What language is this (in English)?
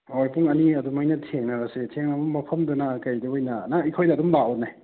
Manipuri